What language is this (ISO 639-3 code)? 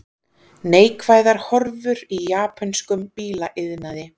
isl